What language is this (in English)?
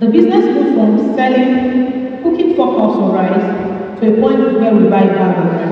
English